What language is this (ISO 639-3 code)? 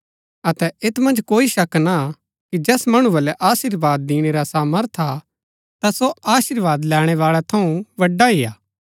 gbk